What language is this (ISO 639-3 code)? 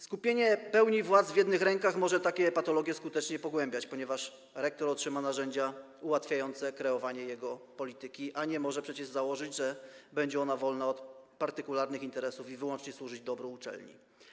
pol